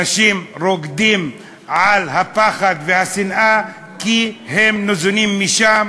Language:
Hebrew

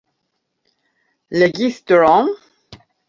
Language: Esperanto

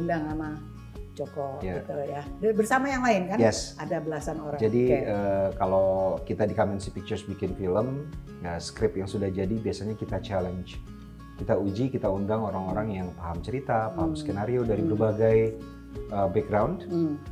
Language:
Indonesian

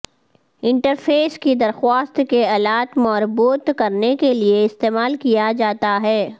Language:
Urdu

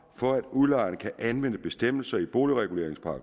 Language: Danish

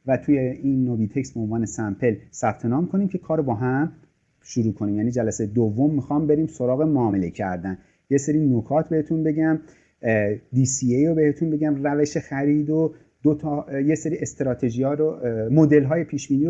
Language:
Persian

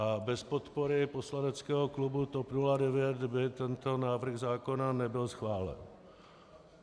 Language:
Czech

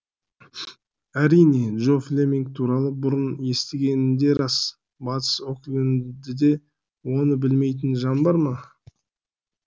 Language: Kazakh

